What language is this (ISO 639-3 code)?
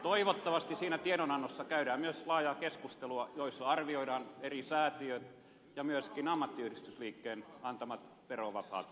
fin